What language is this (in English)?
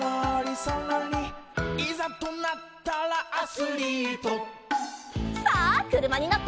Japanese